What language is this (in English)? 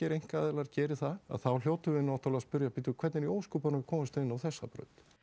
Icelandic